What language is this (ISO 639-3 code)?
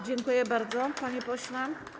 pol